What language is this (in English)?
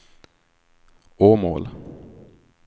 Swedish